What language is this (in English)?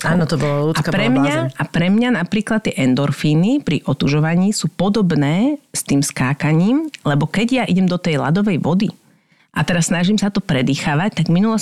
Slovak